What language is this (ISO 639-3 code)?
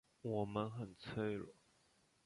zho